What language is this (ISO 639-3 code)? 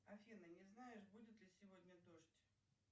rus